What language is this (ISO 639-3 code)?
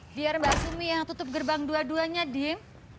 ind